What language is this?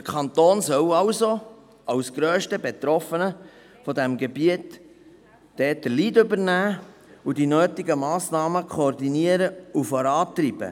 Swiss German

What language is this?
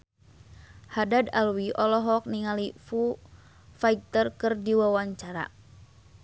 Sundanese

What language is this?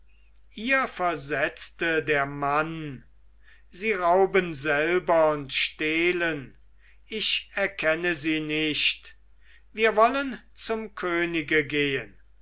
German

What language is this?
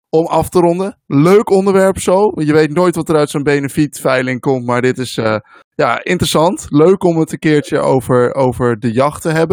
Dutch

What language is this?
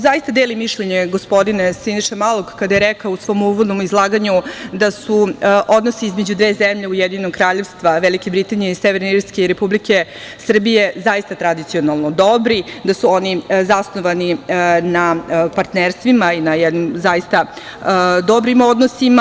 Serbian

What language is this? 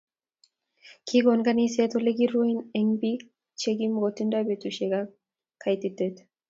Kalenjin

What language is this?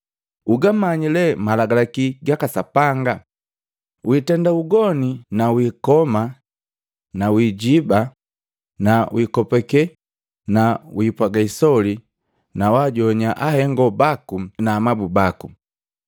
Matengo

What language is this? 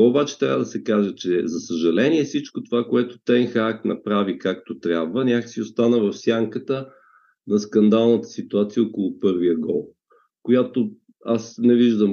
Bulgarian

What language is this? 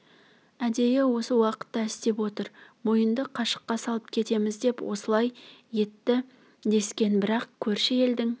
Kazakh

